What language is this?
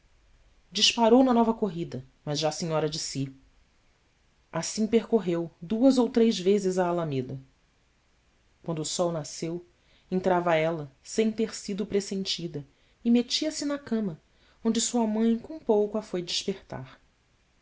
Portuguese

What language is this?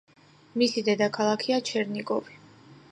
Georgian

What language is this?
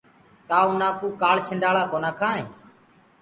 Gurgula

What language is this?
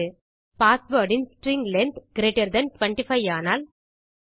Tamil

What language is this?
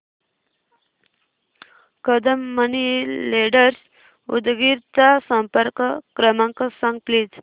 Marathi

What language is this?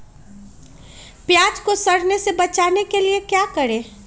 Magahi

